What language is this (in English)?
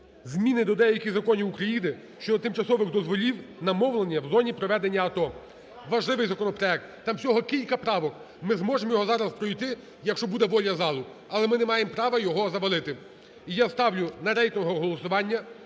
Ukrainian